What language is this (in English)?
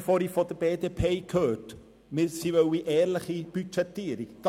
Swiss German